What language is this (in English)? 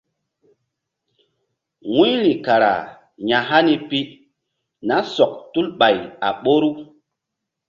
Mbum